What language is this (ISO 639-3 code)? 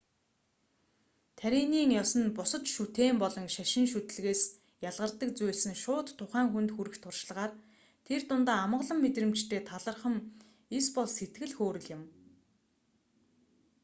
mon